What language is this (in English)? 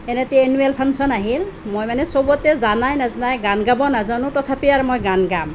Assamese